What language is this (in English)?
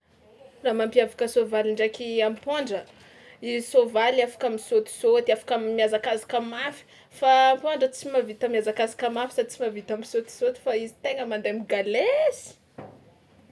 Tsimihety Malagasy